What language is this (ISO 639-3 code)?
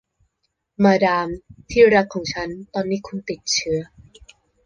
tha